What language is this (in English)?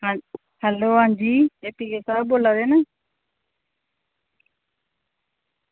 Dogri